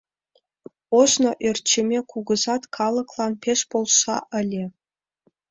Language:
Mari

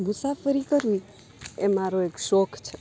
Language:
Gujarati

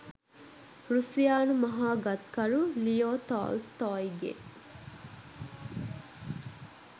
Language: Sinhala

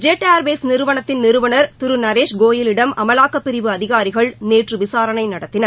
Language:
Tamil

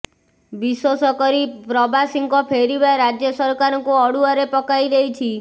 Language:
Odia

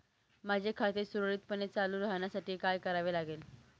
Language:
Marathi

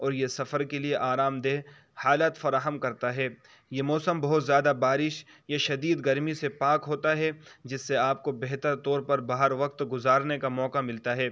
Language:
Urdu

